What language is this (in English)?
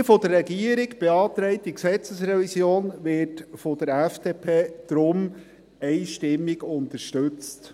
Swiss German